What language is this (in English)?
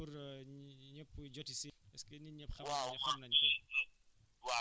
Wolof